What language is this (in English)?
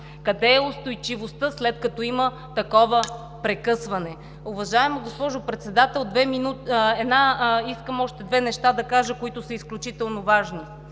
Bulgarian